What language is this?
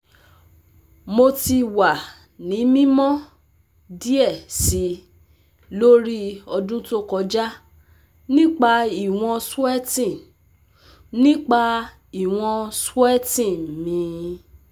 Yoruba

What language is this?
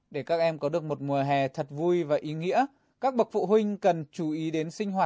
Vietnamese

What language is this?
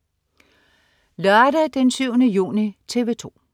Danish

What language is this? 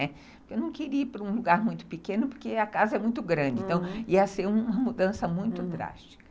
Portuguese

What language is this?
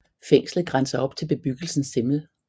Danish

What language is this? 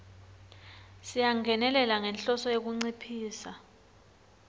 Swati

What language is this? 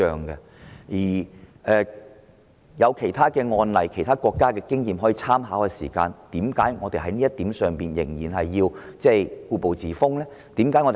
Cantonese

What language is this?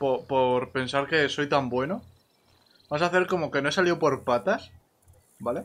Spanish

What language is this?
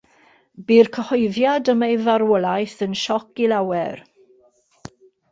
Welsh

